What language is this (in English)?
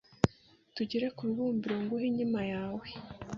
Kinyarwanda